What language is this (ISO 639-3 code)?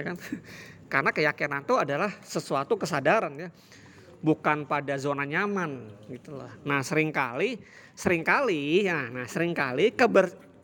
ind